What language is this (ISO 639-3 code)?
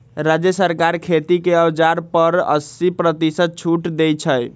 mag